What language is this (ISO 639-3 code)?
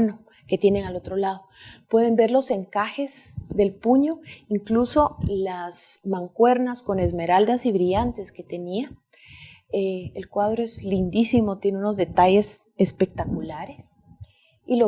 spa